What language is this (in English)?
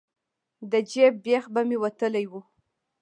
Pashto